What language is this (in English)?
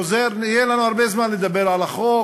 Hebrew